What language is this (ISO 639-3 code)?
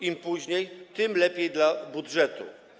pol